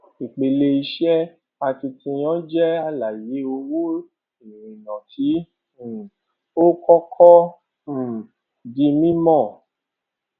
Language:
Yoruba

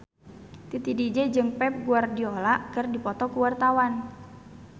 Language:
Sundanese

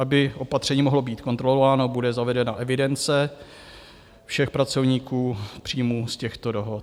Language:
Czech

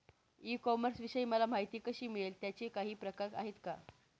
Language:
Marathi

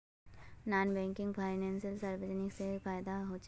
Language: Magahi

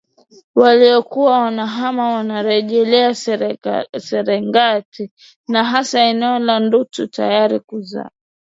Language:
Swahili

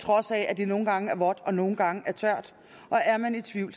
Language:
Danish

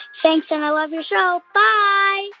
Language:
English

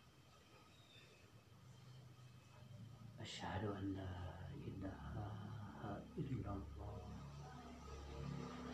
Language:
Indonesian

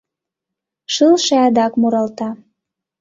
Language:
Mari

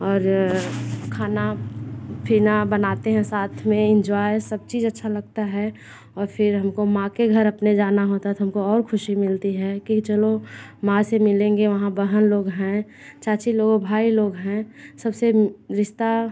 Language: Hindi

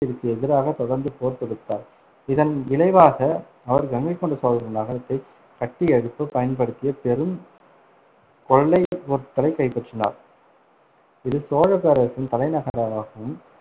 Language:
Tamil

